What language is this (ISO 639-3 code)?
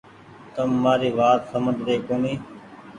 gig